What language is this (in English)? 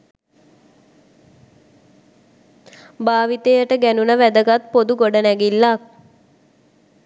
Sinhala